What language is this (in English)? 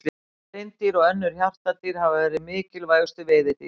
Icelandic